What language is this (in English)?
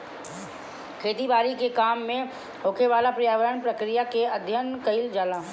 Bhojpuri